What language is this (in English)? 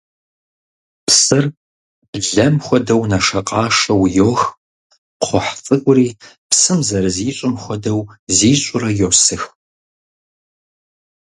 Kabardian